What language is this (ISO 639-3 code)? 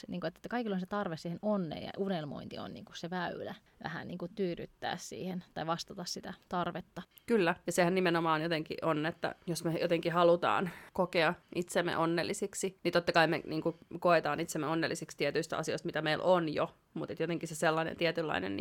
fin